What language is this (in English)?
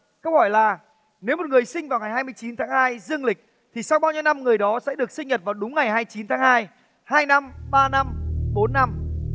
Vietnamese